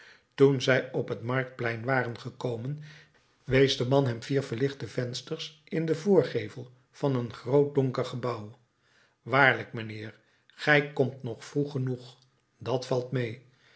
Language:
Dutch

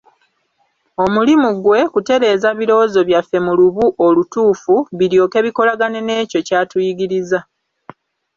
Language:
Ganda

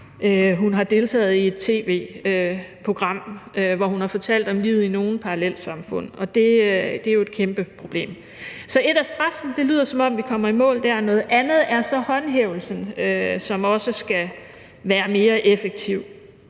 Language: Danish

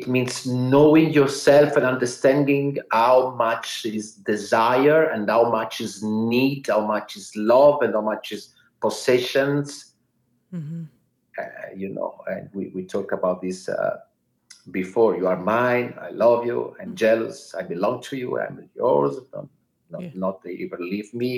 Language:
English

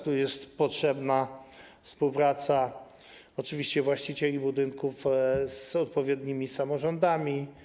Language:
Polish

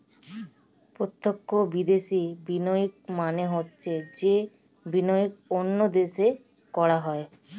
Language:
Bangla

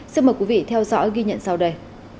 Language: Vietnamese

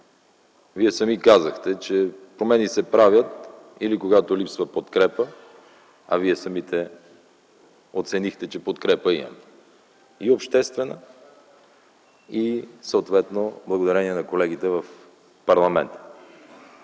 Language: Bulgarian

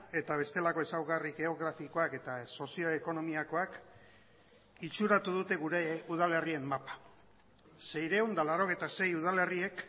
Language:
Basque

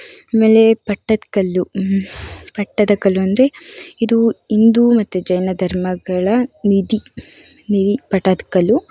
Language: Kannada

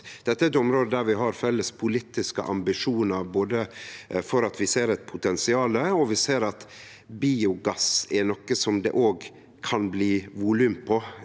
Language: Norwegian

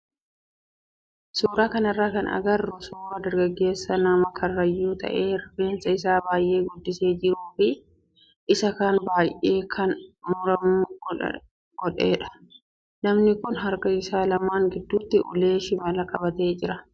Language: Oromo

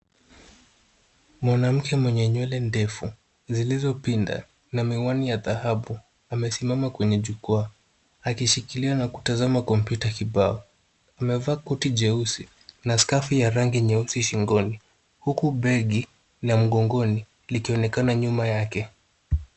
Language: Swahili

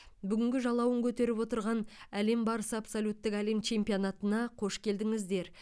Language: Kazakh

